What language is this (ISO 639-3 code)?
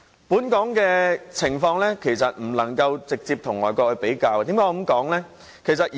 yue